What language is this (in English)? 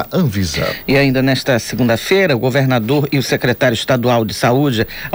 Portuguese